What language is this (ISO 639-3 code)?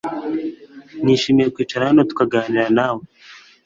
kin